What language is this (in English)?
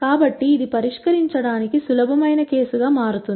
Telugu